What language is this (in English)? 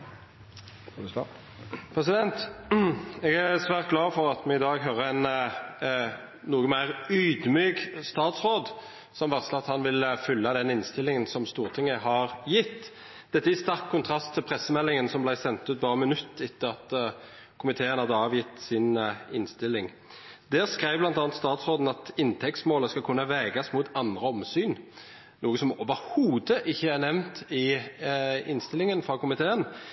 Norwegian Nynorsk